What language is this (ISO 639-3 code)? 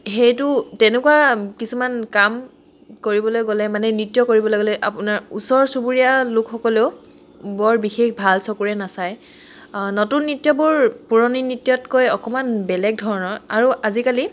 asm